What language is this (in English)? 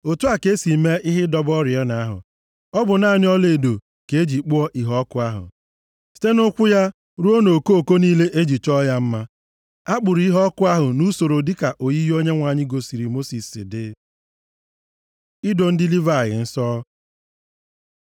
Igbo